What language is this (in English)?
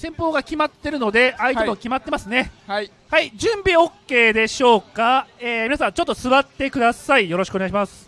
Japanese